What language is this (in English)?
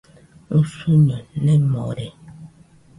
Nüpode Huitoto